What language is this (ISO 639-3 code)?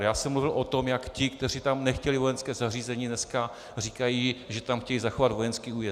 ces